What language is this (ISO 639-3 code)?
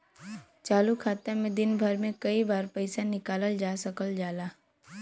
bho